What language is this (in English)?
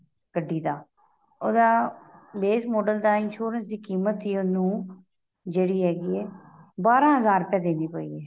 Punjabi